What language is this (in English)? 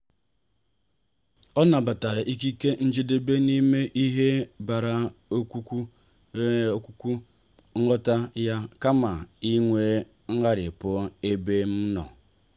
Igbo